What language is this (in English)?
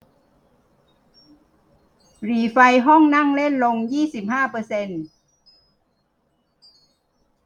Thai